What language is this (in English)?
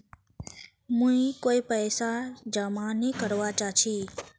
Magahi